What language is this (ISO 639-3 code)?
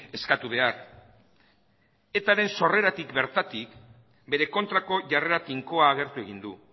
eus